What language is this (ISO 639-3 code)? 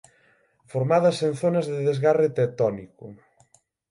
glg